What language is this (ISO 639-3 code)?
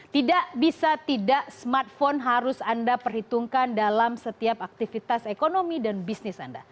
ind